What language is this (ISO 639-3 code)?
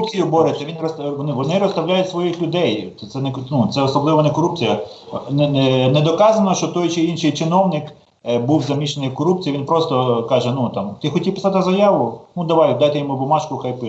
rus